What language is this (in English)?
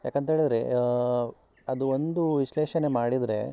Kannada